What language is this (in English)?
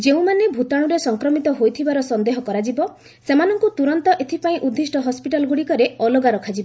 Odia